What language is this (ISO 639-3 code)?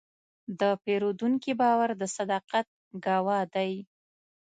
pus